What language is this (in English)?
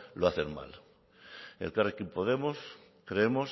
Spanish